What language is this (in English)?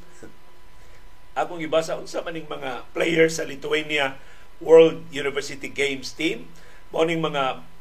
Filipino